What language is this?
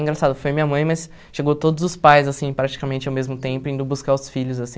Portuguese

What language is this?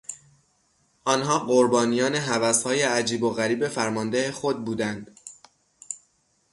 Persian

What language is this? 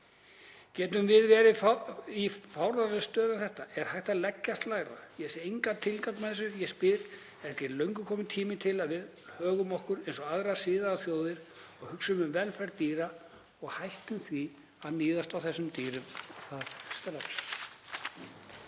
Icelandic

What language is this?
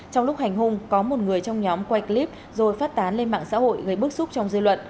Vietnamese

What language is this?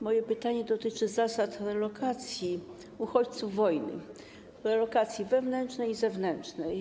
Polish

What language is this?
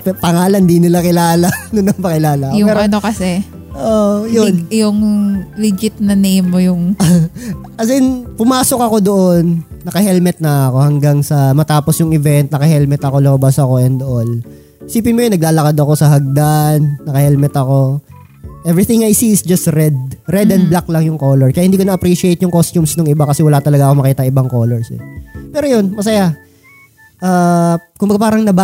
Filipino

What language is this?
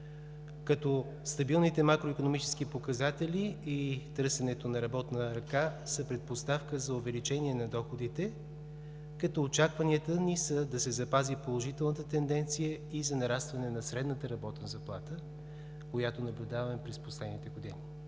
Bulgarian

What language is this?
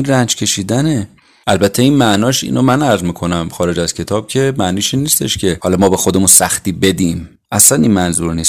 Persian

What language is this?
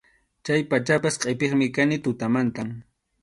Arequipa-La Unión Quechua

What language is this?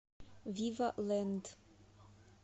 Russian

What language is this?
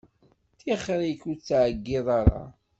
Kabyle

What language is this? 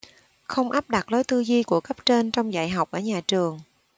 Vietnamese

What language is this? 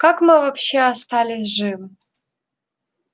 Russian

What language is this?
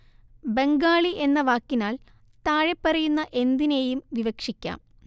Malayalam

